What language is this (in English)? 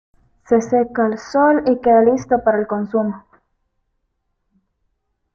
Spanish